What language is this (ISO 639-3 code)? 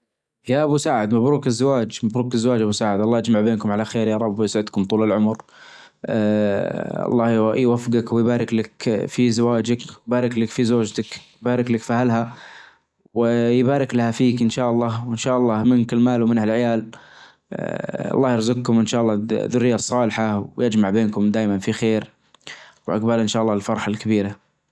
ars